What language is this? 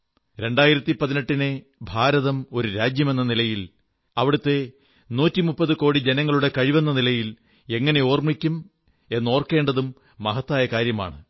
Malayalam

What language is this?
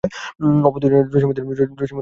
Bangla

